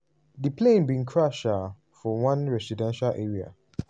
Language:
Nigerian Pidgin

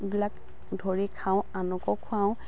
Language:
Assamese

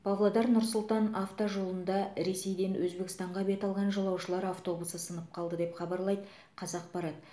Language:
Kazakh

